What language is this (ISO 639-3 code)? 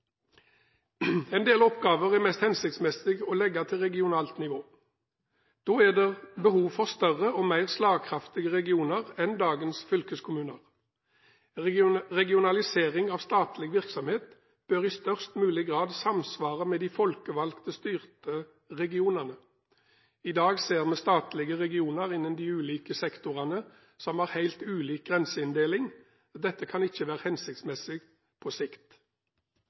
nob